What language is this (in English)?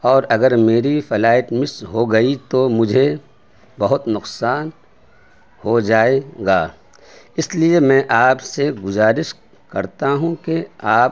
Urdu